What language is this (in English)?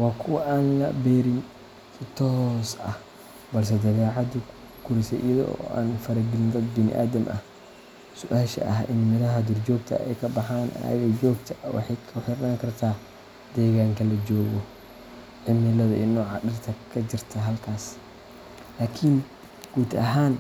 Somali